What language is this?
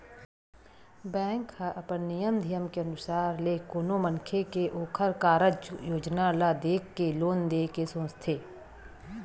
Chhattisgarhi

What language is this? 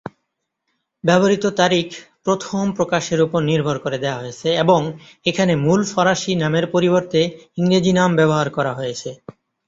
Bangla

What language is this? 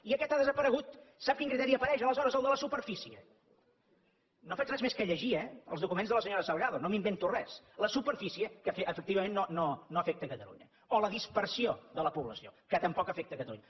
Catalan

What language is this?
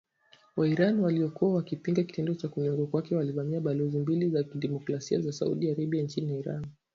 Swahili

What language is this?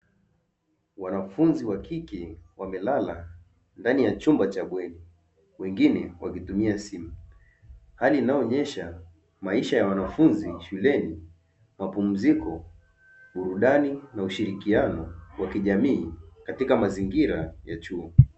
Swahili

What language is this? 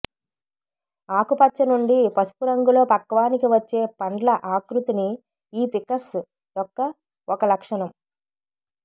Telugu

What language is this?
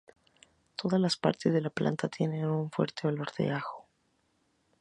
Spanish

